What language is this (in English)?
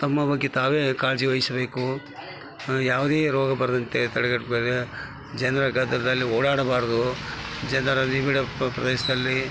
Kannada